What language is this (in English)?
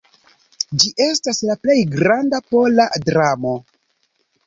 Esperanto